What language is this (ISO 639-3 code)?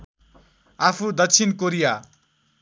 nep